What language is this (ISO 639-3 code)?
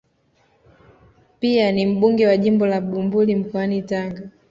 swa